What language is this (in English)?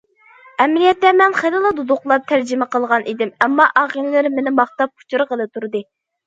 Uyghur